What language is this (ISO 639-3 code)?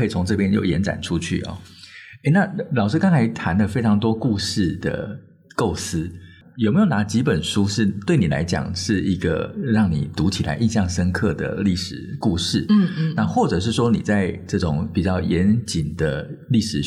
zho